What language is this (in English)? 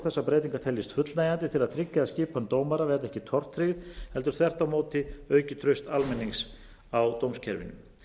Icelandic